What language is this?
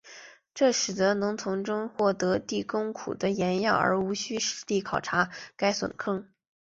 Chinese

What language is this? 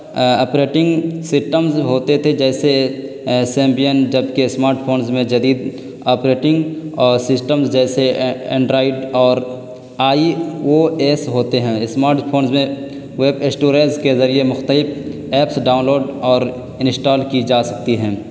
Urdu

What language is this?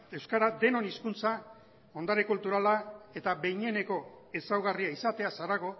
Basque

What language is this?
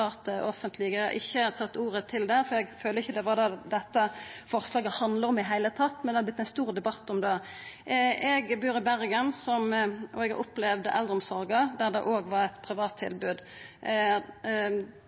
Norwegian Nynorsk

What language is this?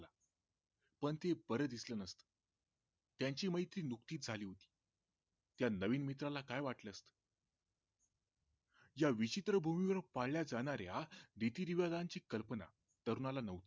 Marathi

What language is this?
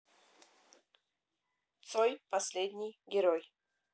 Russian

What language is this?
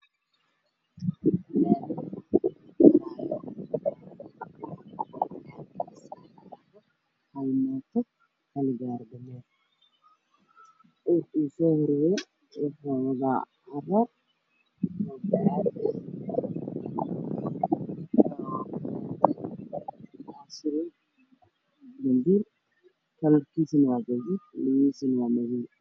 Somali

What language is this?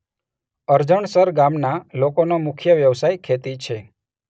Gujarati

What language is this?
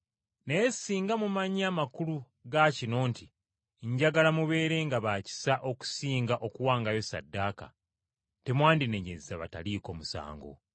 Ganda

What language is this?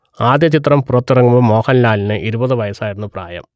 Malayalam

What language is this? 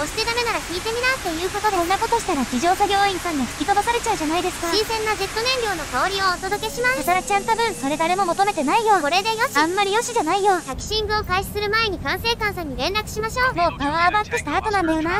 Japanese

